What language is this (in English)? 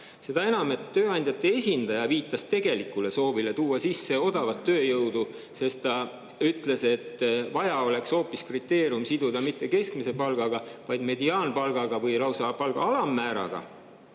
Estonian